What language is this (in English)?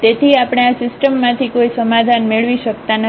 Gujarati